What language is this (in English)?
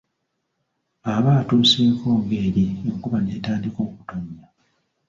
Ganda